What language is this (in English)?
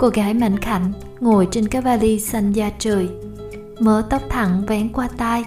Vietnamese